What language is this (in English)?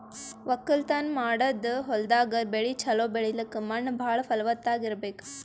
Kannada